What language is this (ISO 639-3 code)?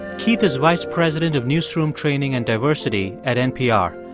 eng